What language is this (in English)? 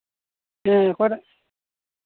Santali